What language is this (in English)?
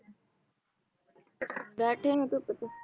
Punjabi